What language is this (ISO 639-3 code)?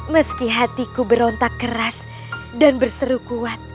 ind